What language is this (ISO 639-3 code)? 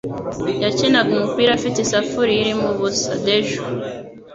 kin